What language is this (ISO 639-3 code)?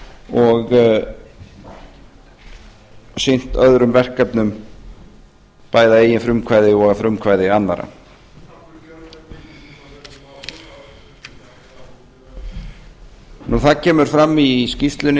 isl